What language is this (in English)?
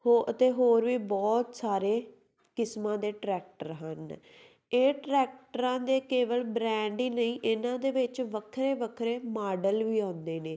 Punjabi